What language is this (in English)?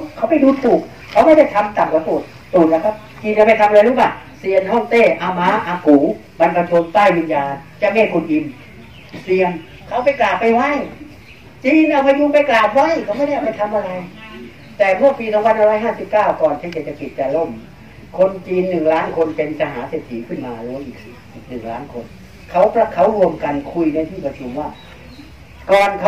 Thai